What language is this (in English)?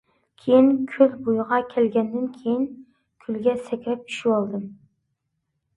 Uyghur